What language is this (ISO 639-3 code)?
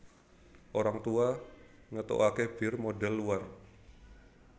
jav